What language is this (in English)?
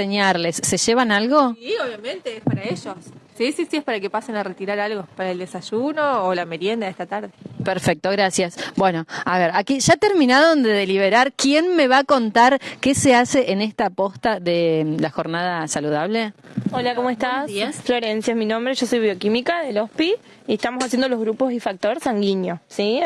Spanish